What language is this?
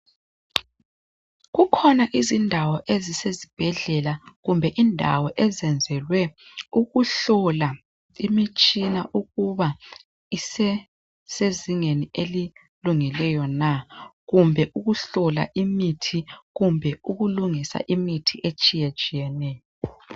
North Ndebele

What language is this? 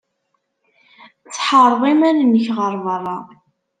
Kabyle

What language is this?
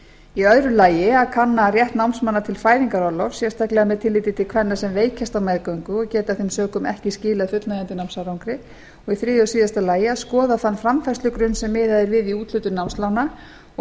Icelandic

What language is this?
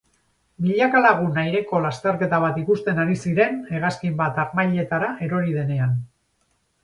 Basque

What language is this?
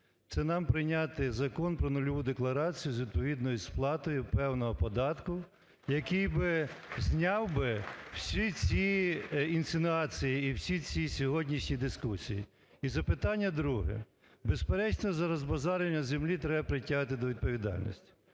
Ukrainian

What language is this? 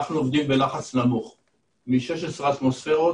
Hebrew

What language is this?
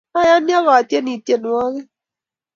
Kalenjin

